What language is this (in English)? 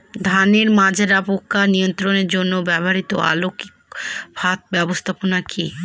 Bangla